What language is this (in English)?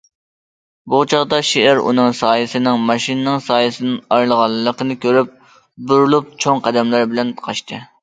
Uyghur